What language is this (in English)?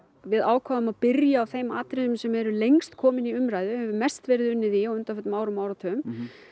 Icelandic